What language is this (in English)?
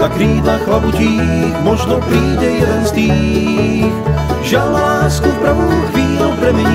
Slovak